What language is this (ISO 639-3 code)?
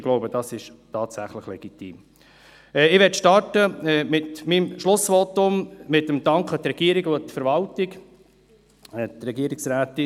gsw